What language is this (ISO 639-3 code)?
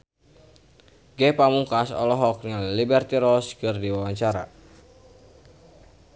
sun